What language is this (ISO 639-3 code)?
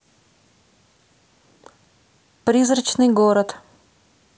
rus